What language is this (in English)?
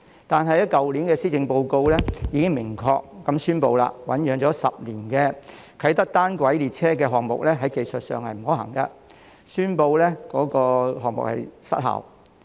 Cantonese